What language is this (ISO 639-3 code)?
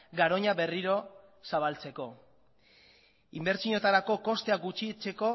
eus